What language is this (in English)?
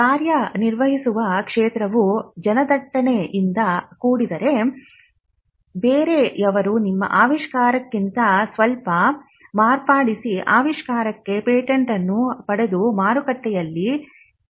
Kannada